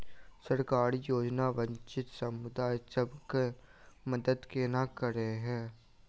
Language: Maithili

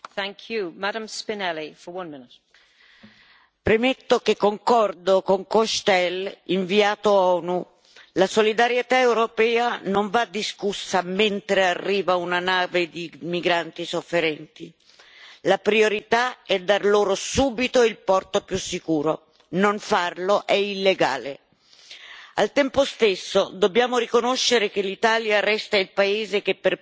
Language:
Italian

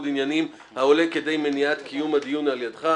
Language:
Hebrew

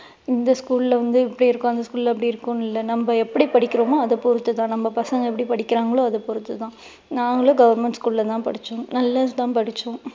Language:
Tamil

